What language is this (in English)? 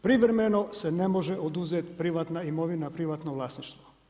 Croatian